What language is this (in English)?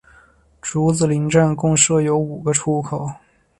Chinese